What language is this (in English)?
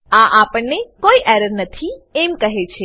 Gujarati